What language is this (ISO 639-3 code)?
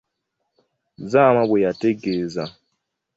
lug